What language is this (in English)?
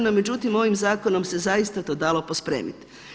Croatian